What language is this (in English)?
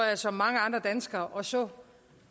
Danish